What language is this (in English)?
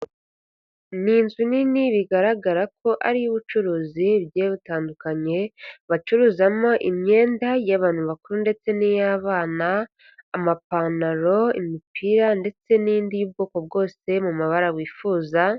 Kinyarwanda